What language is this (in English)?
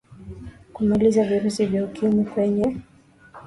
Swahili